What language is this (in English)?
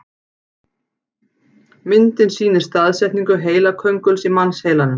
Icelandic